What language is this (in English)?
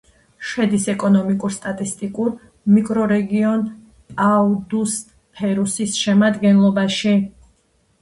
Georgian